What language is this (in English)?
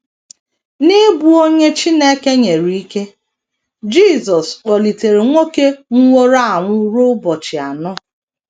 Igbo